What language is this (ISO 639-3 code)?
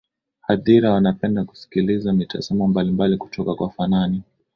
swa